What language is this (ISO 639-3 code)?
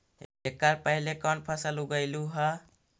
mag